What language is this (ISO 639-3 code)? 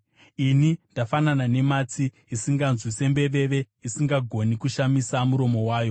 sna